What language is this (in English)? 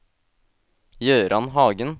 Norwegian